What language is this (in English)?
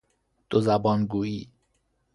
Persian